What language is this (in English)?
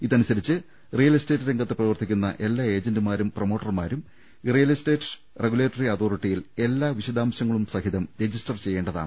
Malayalam